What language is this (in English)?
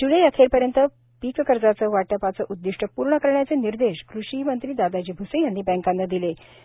Marathi